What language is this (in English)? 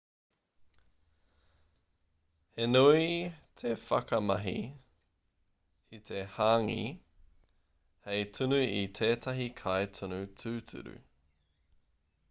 Māori